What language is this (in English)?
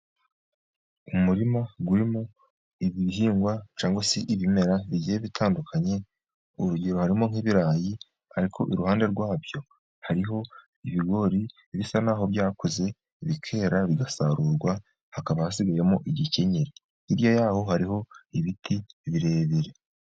Kinyarwanda